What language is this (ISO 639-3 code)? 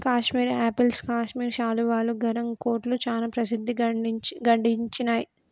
tel